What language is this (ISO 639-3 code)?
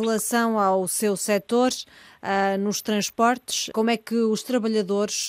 por